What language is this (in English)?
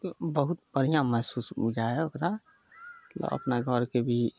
Maithili